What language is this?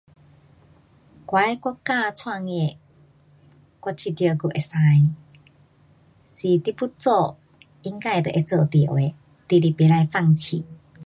Pu-Xian Chinese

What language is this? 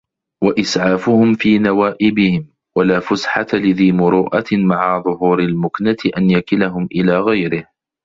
Arabic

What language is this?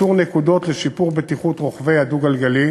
Hebrew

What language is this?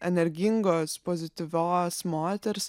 Lithuanian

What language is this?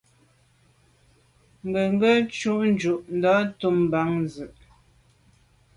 Medumba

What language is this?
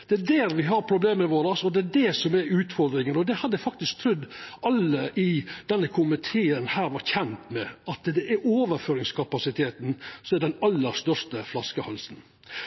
Norwegian Nynorsk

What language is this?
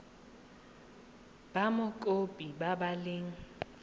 Tswana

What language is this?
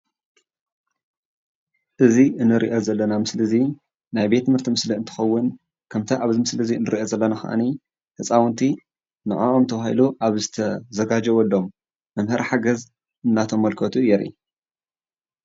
Tigrinya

